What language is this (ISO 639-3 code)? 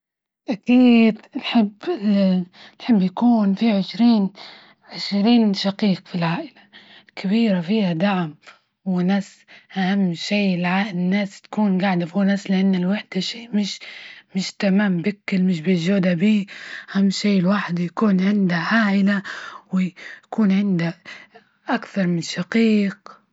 ayl